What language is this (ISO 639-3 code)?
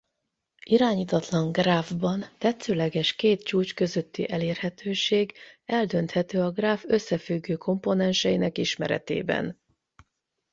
hun